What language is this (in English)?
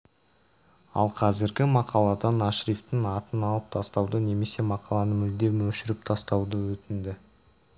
Kazakh